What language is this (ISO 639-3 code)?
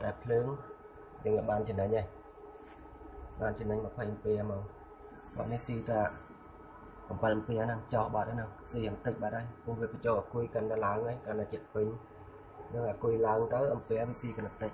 vie